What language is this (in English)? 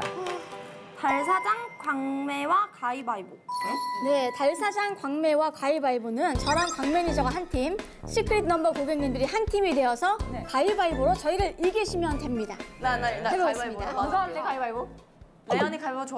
Korean